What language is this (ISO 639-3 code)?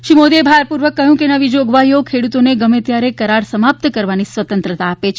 guj